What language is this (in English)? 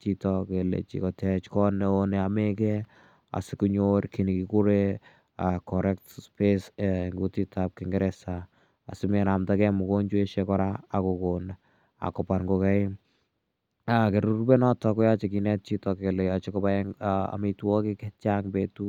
Kalenjin